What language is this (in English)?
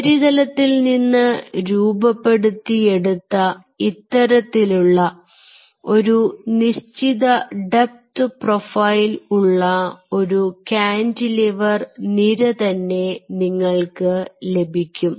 Malayalam